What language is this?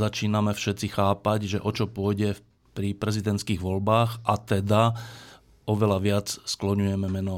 Slovak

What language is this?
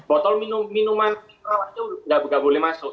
Indonesian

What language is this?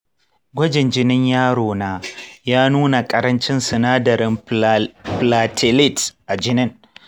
Hausa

